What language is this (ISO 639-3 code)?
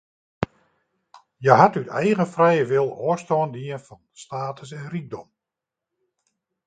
fry